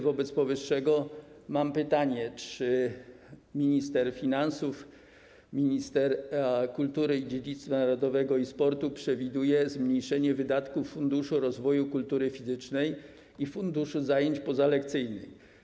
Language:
Polish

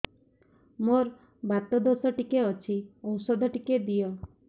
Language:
Odia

